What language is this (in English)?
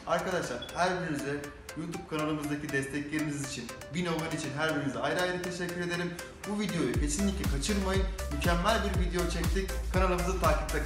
Turkish